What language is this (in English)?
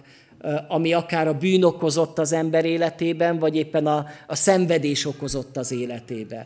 Hungarian